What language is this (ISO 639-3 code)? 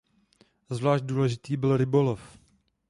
ces